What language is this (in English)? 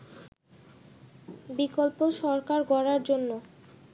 Bangla